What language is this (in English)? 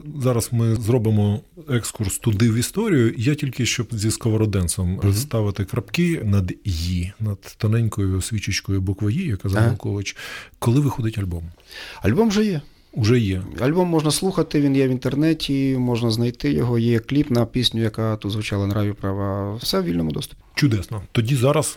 Ukrainian